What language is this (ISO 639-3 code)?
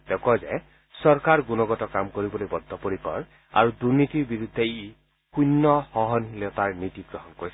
asm